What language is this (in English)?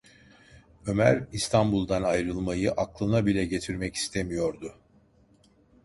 Turkish